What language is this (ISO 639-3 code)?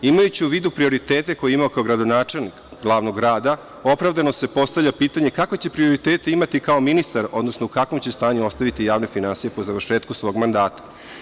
srp